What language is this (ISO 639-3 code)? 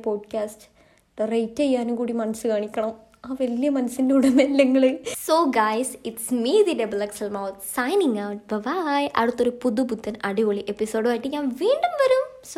mal